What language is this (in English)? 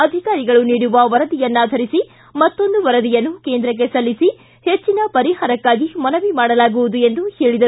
Kannada